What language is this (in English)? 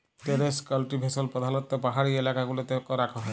Bangla